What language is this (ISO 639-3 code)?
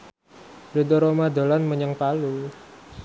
jav